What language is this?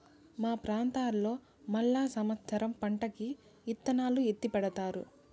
Telugu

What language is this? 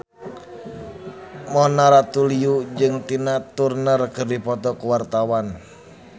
Sundanese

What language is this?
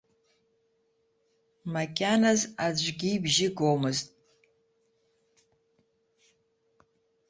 Abkhazian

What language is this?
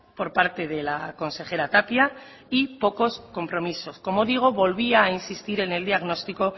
Spanish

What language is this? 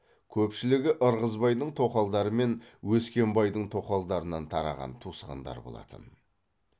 Kazakh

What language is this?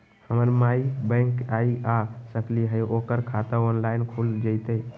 Magahi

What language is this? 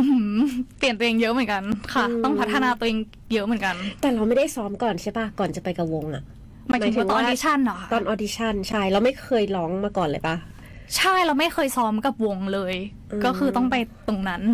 Thai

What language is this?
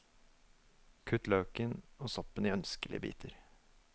Norwegian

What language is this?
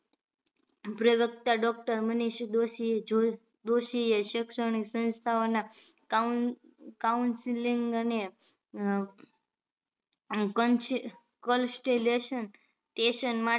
Gujarati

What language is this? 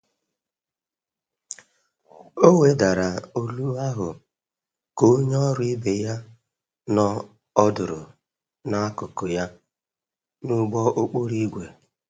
Igbo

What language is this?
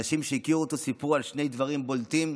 Hebrew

